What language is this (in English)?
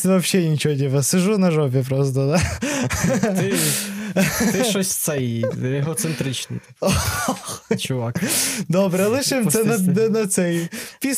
Ukrainian